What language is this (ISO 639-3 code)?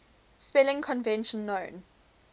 eng